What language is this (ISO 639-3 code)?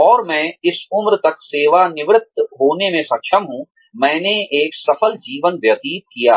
hin